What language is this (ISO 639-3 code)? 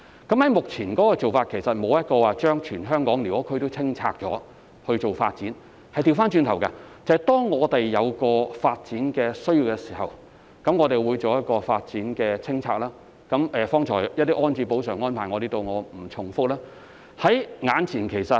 yue